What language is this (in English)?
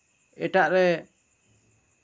Santali